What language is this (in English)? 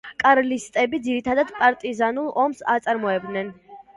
Georgian